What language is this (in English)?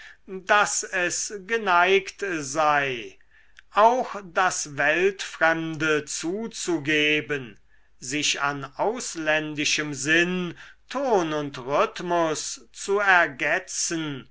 German